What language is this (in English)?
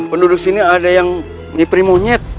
Indonesian